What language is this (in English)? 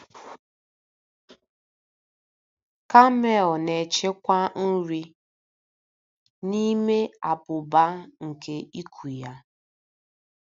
Igbo